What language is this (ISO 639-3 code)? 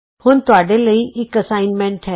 pan